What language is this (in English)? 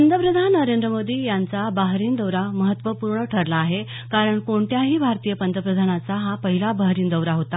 Marathi